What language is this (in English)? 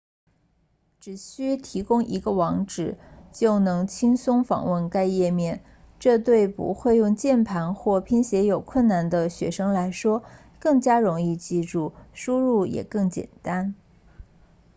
Chinese